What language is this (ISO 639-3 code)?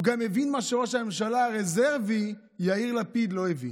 heb